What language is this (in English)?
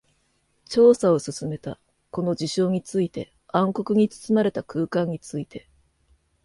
Japanese